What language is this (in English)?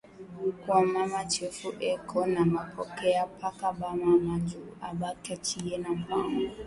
Swahili